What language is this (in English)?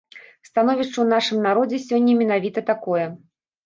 Belarusian